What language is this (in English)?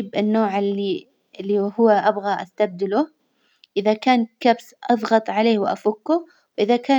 Hijazi Arabic